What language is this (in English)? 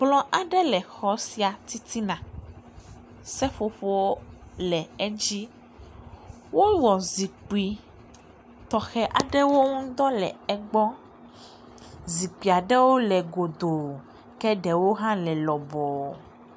Ewe